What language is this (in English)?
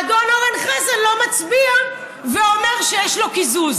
Hebrew